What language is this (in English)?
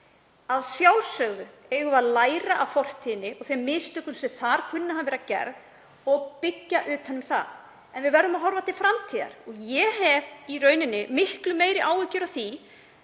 Icelandic